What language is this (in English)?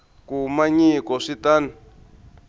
Tsonga